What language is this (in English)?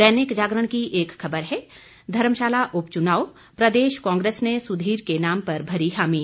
Hindi